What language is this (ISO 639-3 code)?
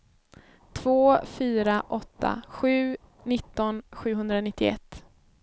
swe